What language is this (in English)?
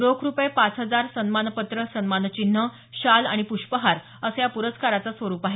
Marathi